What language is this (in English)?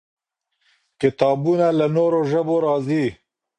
Pashto